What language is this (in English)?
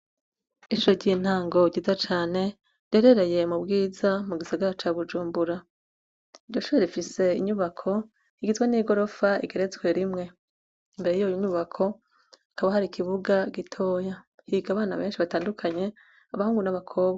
Rundi